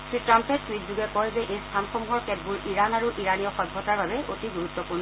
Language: Assamese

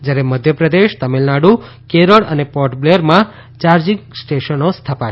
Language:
Gujarati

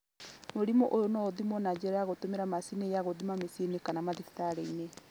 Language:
Kikuyu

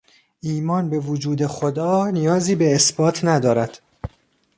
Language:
Persian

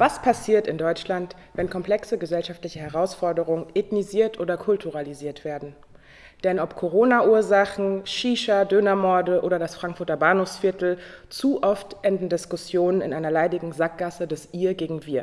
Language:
German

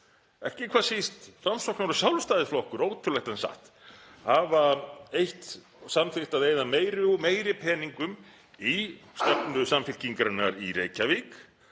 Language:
Icelandic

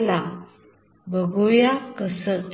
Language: Marathi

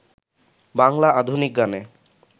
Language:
Bangla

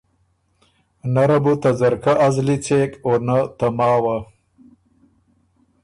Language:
Ormuri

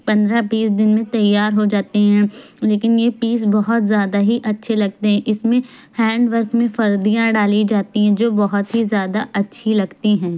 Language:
Urdu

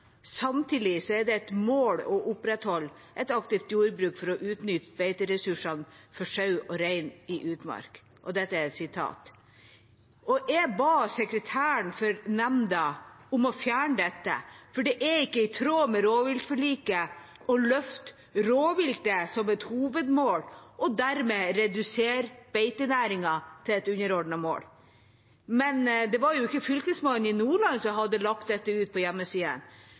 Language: Norwegian Bokmål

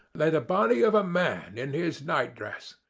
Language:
English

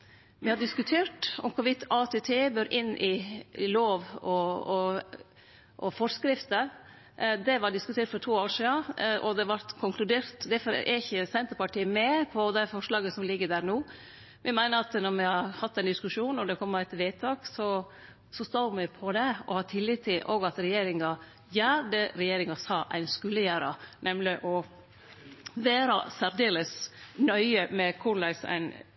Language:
Norwegian Nynorsk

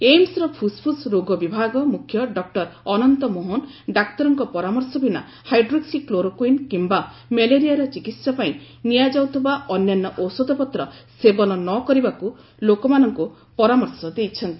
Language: Odia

